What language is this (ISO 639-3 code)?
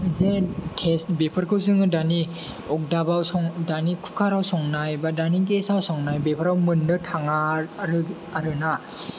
brx